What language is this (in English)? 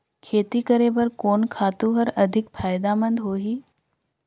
Chhattisgarhi